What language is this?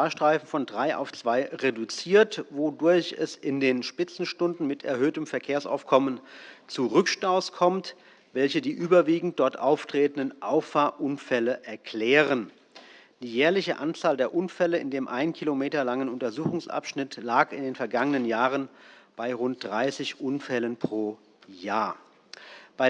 German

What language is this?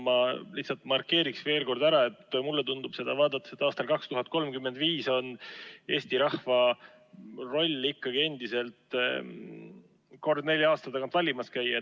Estonian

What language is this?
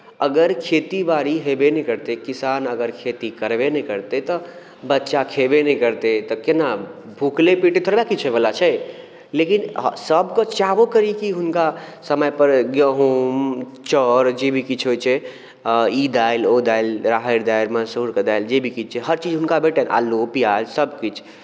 Maithili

